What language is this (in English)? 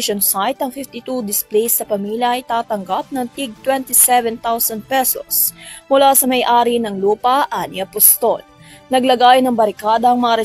Filipino